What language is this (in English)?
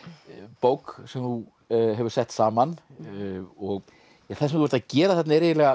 Icelandic